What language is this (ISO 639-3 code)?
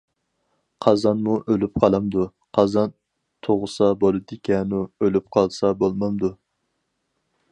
uig